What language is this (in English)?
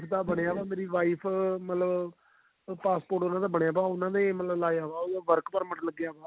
Punjabi